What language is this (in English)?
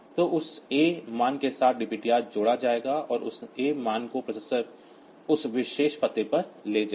Hindi